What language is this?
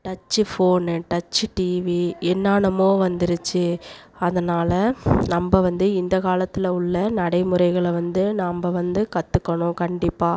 Tamil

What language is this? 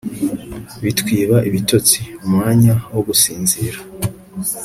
Kinyarwanda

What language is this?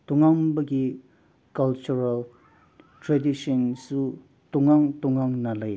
Manipuri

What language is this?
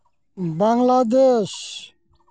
Santali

